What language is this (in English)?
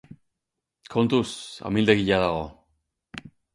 Basque